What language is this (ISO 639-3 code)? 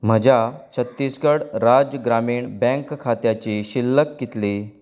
kok